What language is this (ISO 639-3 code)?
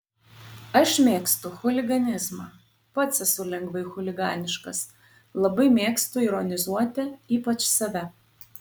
lit